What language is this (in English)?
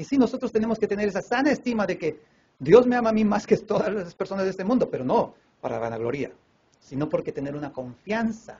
Spanish